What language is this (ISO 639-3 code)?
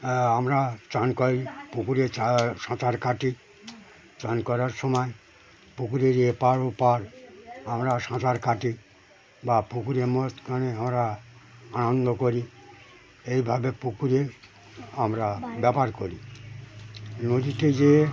ben